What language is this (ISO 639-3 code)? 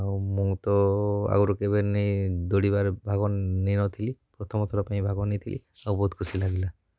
ori